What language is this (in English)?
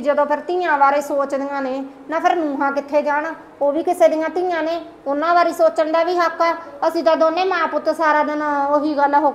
Hindi